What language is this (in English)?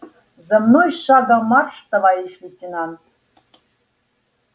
Russian